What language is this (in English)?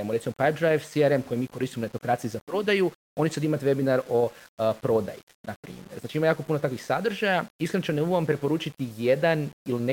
Croatian